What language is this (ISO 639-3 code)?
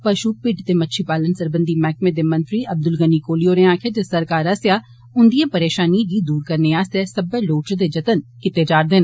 doi